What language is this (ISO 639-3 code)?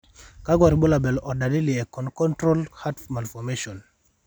mas